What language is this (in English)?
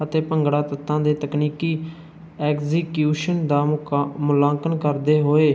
Punjabi